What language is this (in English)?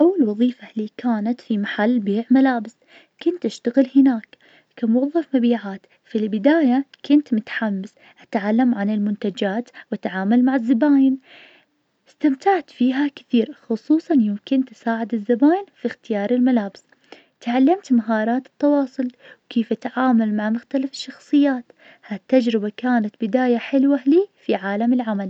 Najdi Arabic